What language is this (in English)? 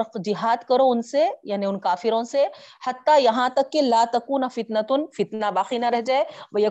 Urdu